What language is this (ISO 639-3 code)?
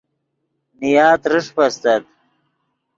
ydg